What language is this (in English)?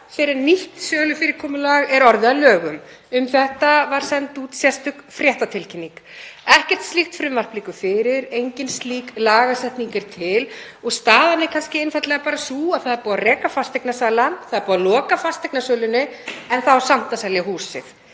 Icelandic